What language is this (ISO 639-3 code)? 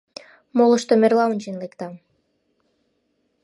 chm